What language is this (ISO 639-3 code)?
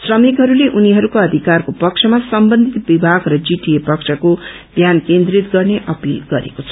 nep